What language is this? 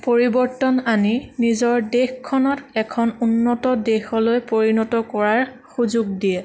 Assamese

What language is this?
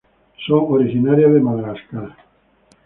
Spanish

